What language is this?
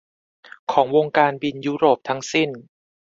Thai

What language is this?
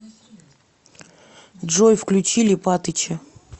Russian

